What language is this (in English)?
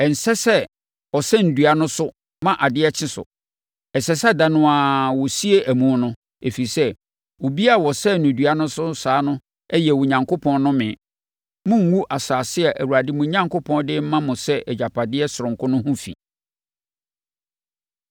Akan